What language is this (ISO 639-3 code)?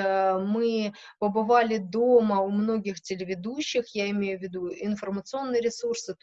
rus